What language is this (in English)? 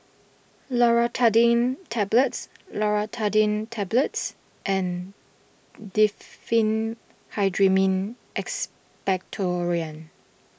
English